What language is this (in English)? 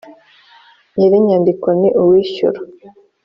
Kinyarwanda